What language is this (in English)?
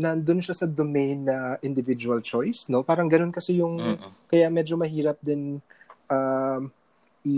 Filipino